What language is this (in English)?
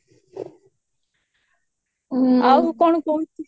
Odia